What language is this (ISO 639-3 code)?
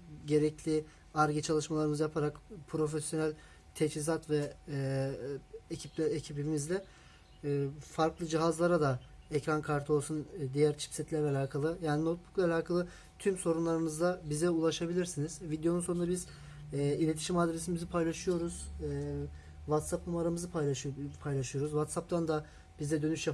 tur